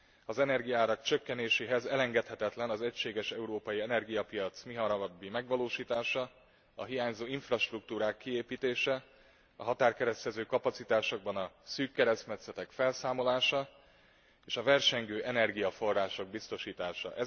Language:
Hungarian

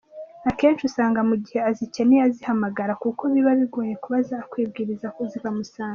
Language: Kinyarwanda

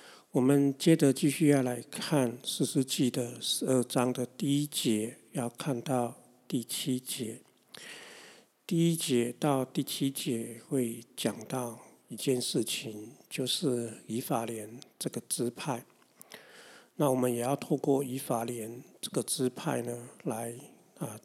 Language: Chinese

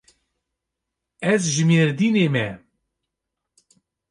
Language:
Kurdish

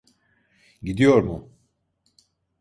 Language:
Turkish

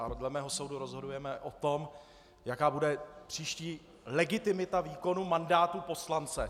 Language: Czech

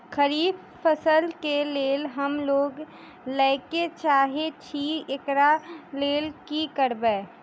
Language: Maithili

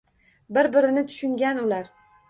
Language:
Uzbek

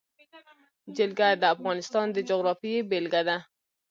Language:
Pashto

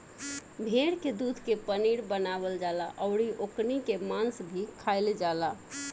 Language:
Bhojpuri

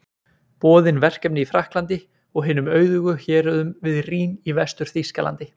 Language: Icelandic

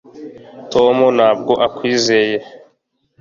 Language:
Kinyarwanda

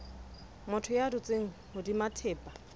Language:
Southern Sotho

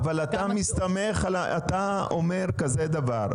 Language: Hebrew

